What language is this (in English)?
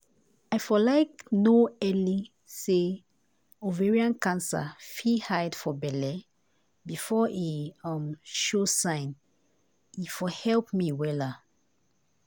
Nigerian Pidgin